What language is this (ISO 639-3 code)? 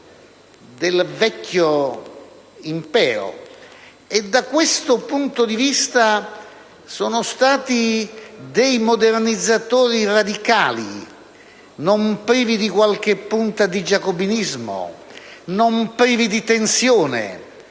ita